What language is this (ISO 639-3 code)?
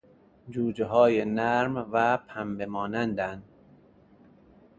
fas